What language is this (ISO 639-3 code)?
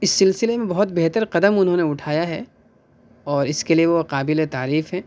urd